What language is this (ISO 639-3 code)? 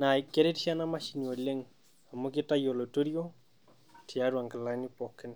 mas